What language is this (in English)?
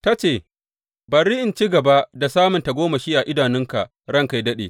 Hausa